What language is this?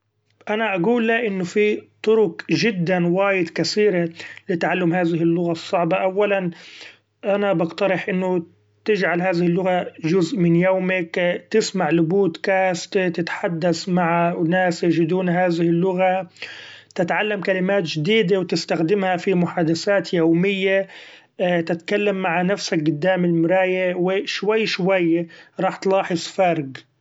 Gulf Arabic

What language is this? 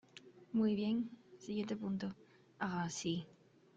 Spanish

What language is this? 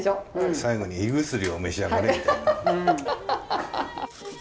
Japanese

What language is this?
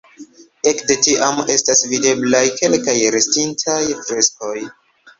Esperanto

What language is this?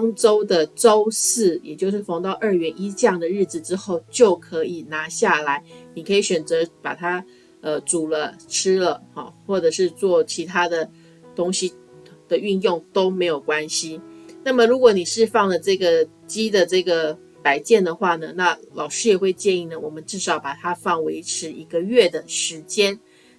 Chinese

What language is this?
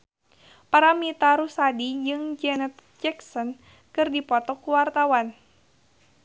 Sundanese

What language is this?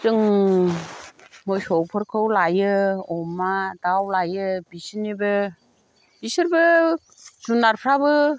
Bodo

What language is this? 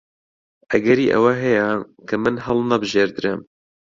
Central Kurdish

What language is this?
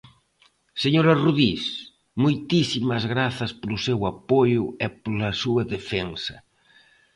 Galician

